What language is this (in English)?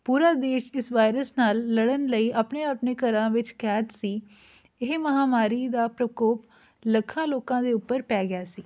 Punjabi